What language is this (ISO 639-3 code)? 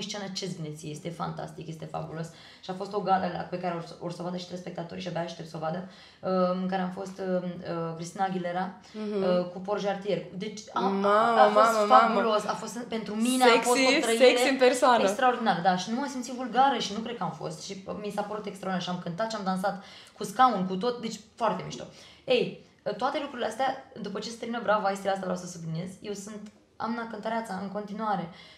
ron